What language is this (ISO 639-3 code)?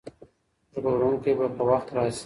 pus